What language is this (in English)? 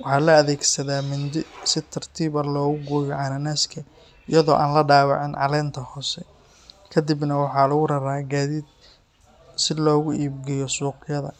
Somali